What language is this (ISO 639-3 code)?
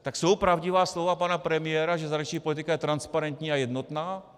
ces